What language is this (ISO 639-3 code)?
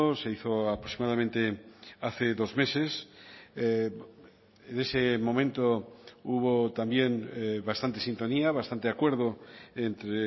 spa